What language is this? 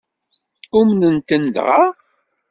Kabyle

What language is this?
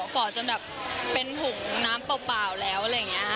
Thai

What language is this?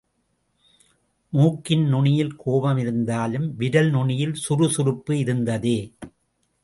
Tamil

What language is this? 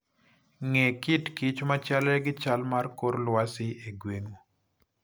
Luo (Kenya and Tanzania)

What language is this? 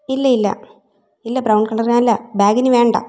Malayalam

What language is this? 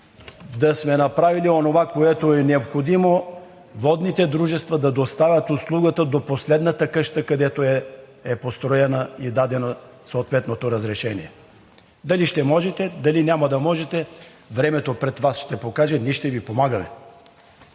Bulgarian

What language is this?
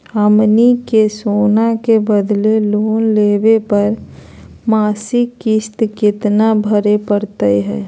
Magahi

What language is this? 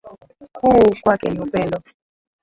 Swahili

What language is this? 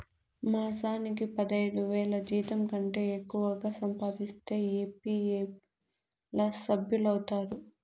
Telugu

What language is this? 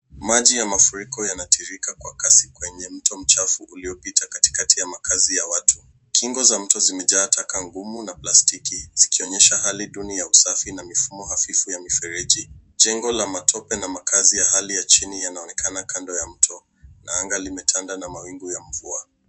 Swahili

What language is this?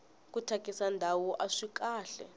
Tsonga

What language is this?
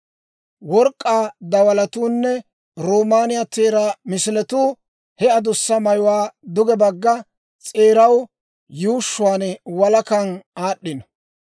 Dawro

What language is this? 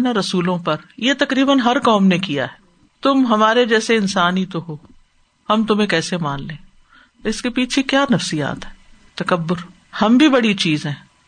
Urdu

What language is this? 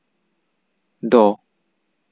Santali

